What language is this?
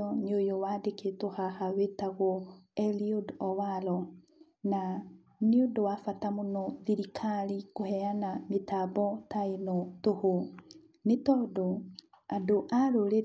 Kikuyu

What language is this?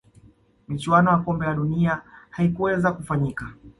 Swahili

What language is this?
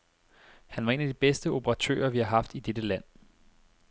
Danish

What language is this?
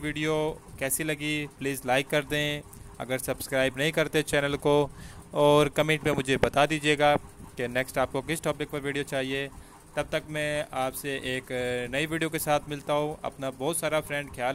Hindi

